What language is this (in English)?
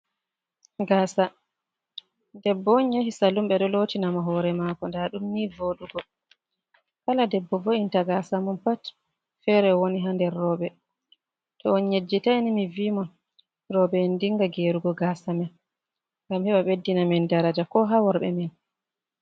Fula